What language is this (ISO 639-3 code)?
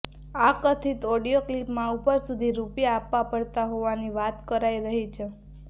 guj